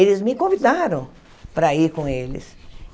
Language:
Portuguese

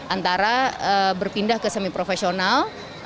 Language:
Indonesian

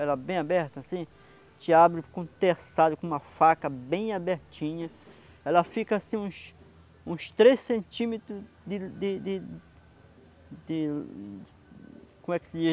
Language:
Portuguese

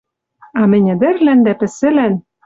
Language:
Western Mari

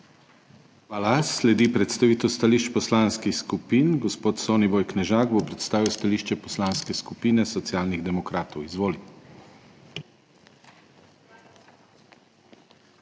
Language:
Slovenian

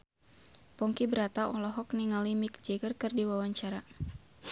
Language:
Sundanese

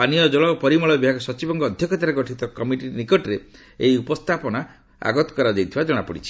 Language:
Odia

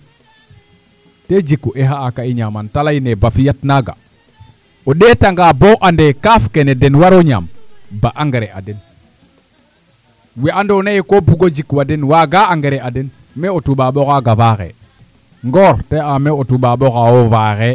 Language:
Serer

